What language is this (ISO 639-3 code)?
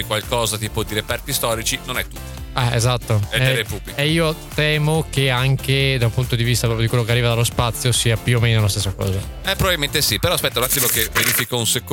ita